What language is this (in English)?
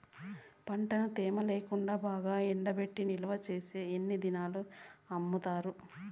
Telugu